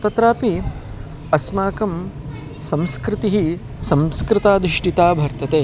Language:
Sanskrit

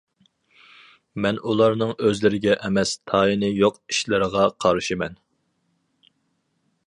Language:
Uyghur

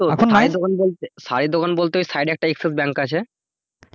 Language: Bangla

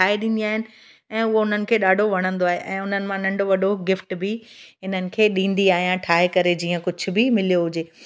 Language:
Sindhi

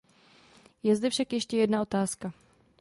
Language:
Czech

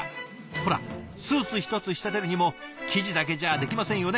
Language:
Japanese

